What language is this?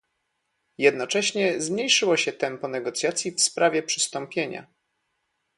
Polish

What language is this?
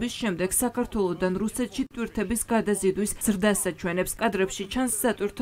Romanian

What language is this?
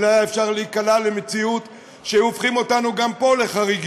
Hebrew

